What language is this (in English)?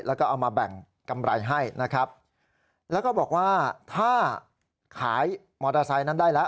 Thai